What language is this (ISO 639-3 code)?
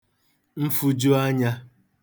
ibo